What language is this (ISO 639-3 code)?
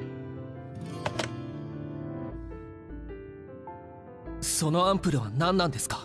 jpn